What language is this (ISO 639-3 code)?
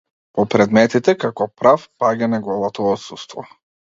mkd